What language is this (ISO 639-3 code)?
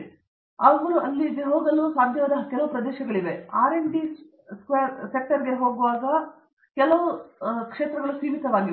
kan